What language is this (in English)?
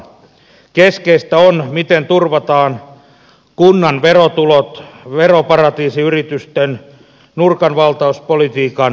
Finnish